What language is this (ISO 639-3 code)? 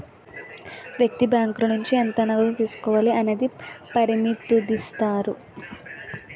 tel